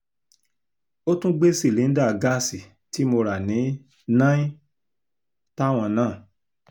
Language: Yoruba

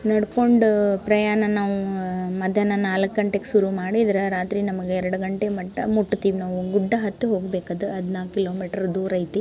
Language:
Kannada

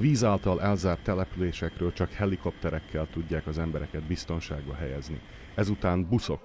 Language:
Hungarian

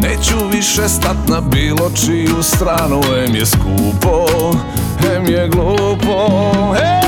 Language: Croatian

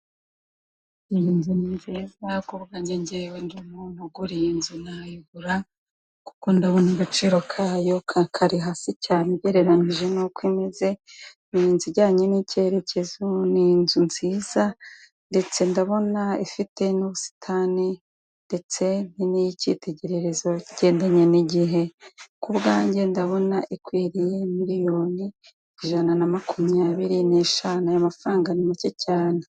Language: Kinyarwanda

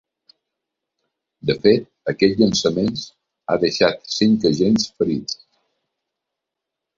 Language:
Catalan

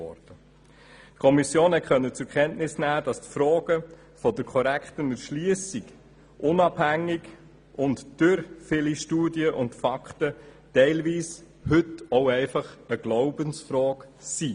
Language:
Swiss German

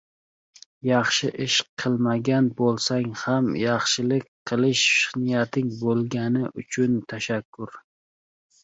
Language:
Uzbek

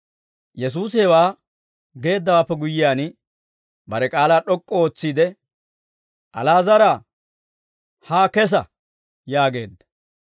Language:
Dawro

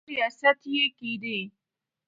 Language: Pashto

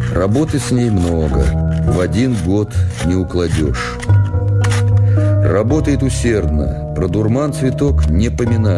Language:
Russian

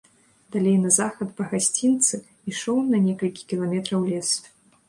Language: Belarusian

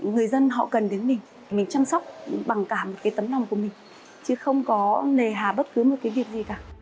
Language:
Vietnamese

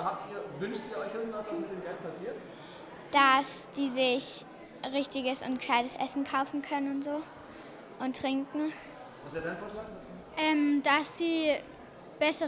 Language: German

